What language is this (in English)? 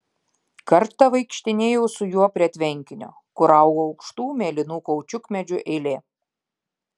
Lithuanian